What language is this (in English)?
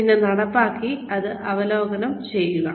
Malayalam